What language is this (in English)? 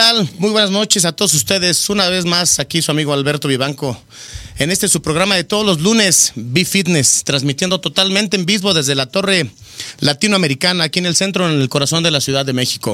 Spanish